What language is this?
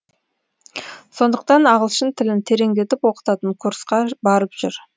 Kazakh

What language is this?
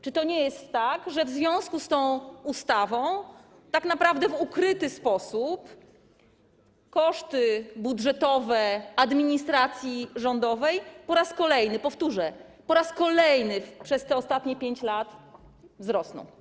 Polish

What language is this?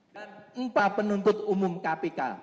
Indonesian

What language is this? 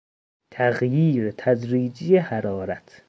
Persian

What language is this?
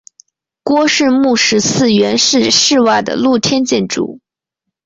Chinese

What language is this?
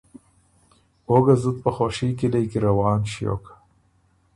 Ormuri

